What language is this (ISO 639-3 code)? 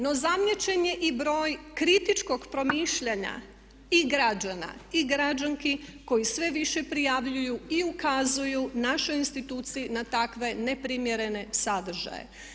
hrv